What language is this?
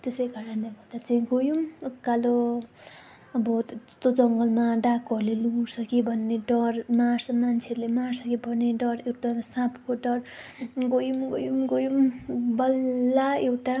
Nepali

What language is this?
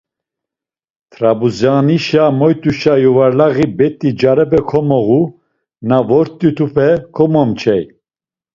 Laz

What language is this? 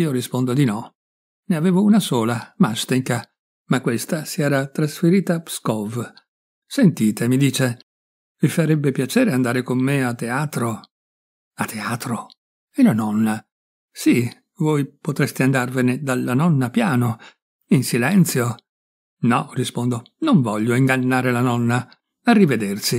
Italian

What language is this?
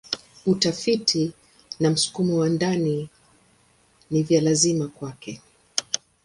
Swahili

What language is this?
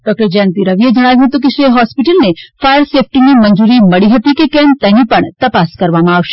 Gujarati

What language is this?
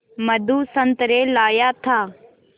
Hindi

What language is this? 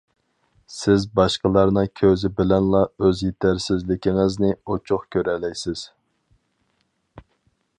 Uyghur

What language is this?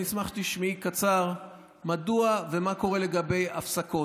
Hebrew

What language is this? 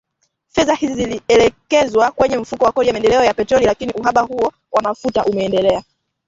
Swahili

